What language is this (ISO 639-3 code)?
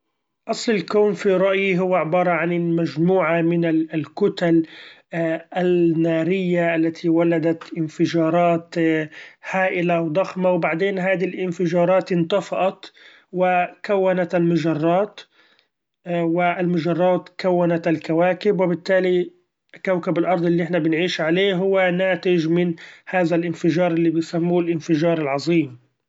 afb